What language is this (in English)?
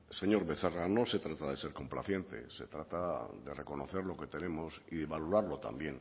Spanish